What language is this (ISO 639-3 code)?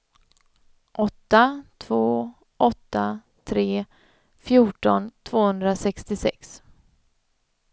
swe